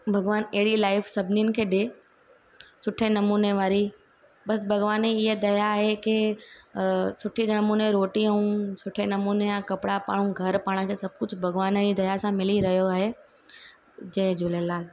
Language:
Sindhi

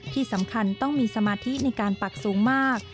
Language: Thai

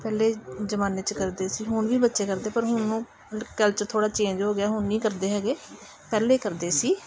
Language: Punjabi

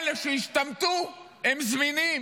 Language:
Hebrew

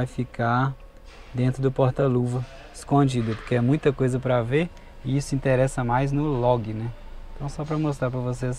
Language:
Portuguese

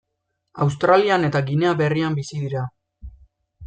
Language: Basque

